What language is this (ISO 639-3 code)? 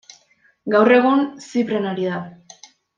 eus